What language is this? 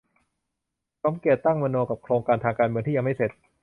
Thai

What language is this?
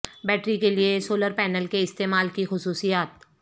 Urdu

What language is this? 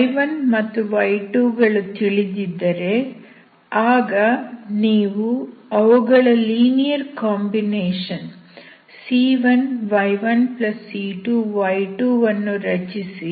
Kannada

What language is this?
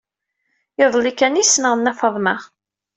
Kabyle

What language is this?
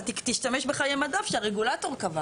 Hebrew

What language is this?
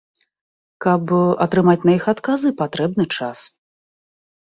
Belarusian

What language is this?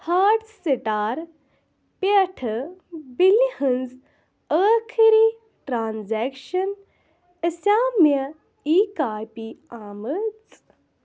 Kashmiri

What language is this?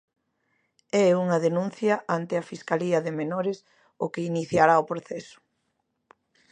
Galician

